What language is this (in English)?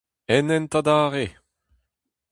Breton